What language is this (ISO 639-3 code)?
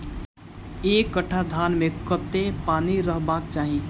mai